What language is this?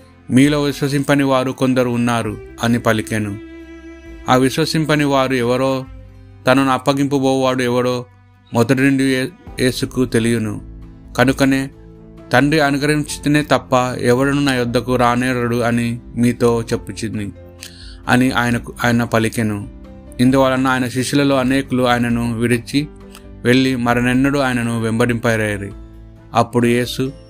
Telugu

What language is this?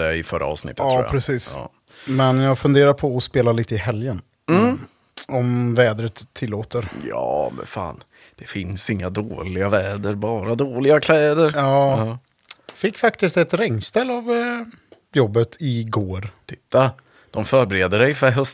Swedish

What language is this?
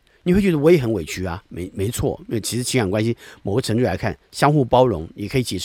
Chinese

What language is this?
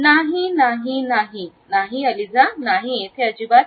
Marathi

